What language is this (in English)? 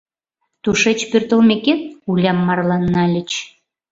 Mari